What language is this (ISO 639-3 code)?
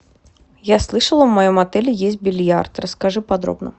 rus